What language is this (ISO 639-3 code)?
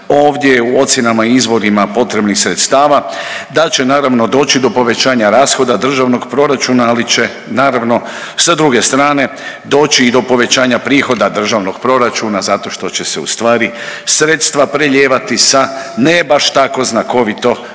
hrv